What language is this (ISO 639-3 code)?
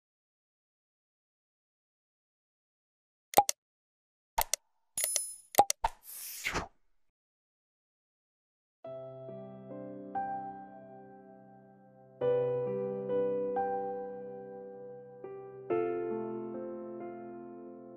ind